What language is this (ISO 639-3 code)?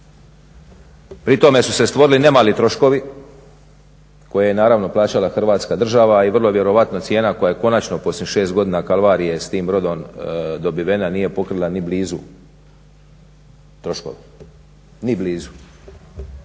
hrv